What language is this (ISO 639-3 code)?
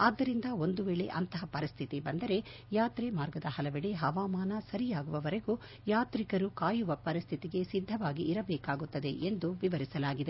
kan